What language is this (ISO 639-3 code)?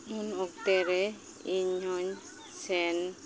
sat